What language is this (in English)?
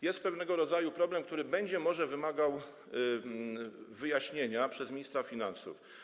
Polish